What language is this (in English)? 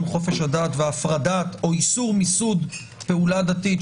Hebrew